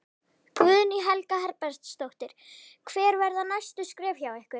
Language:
Icelandic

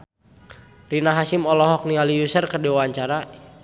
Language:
Sundanese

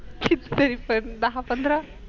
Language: Marathi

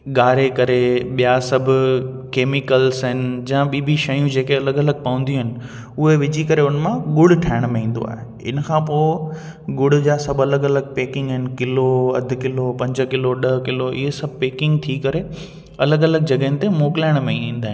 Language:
Sindhi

